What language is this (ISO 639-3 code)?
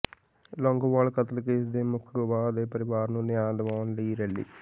pan